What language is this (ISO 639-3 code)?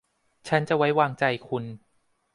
tha